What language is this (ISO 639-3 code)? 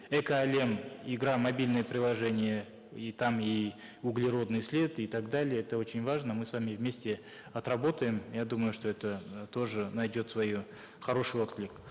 kaz